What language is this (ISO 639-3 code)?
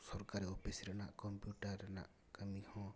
sat